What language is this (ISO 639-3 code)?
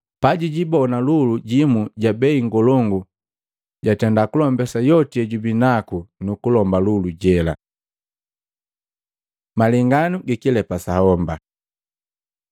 mgv